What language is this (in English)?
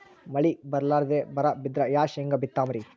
Kannada